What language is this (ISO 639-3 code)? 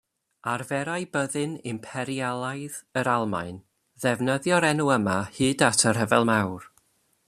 cym